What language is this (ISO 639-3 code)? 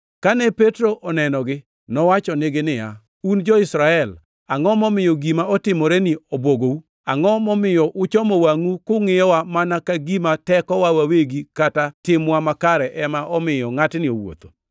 luo